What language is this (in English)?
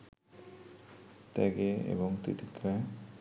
Bangla